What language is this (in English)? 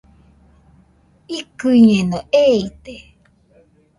Nüpode Huitoto